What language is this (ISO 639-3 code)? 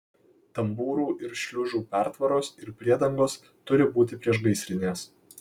lit